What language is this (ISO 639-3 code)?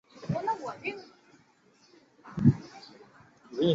zho